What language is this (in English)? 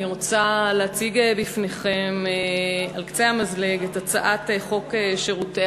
Hebrew